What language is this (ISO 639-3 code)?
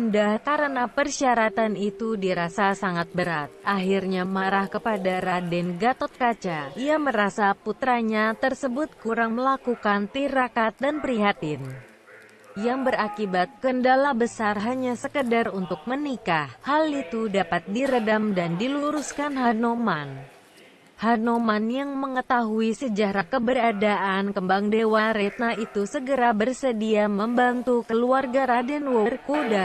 ind